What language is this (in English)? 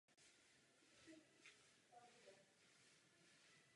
Czech